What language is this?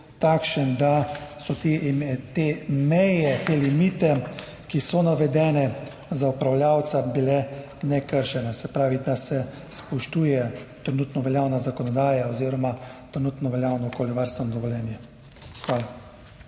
Slovenian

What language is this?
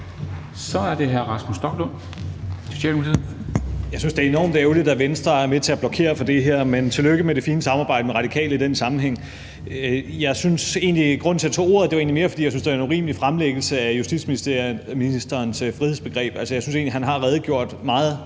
Danish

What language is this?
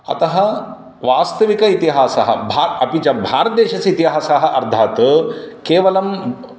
Sanskrit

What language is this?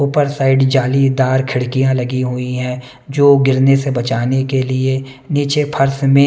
Hindi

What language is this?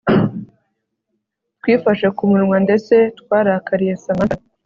Kinyarwanda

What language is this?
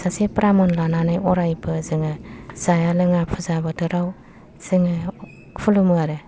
Bodo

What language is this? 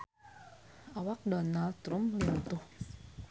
Sundanese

